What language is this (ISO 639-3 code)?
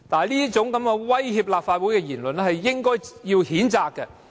yue